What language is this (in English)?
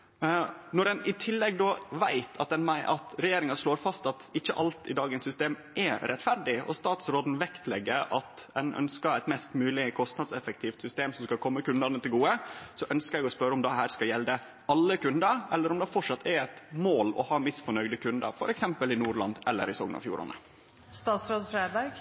Norwegian Nynorsk